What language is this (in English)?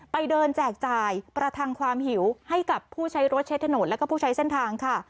Thai